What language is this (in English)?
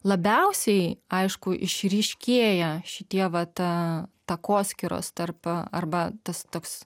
Lithuanian